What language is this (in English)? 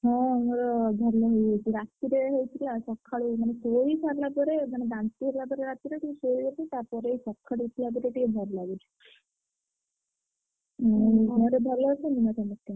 Odia